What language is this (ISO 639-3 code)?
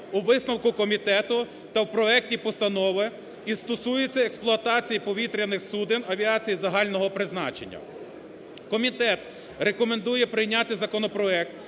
ukr